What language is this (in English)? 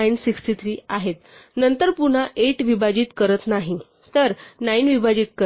Marathi